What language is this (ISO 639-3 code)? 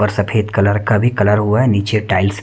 hin